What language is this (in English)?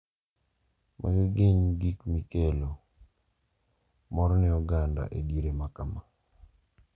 Luo (Kenya and Tanzania)